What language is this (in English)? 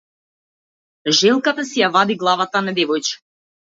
Macedonian